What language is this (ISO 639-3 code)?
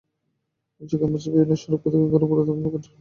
ben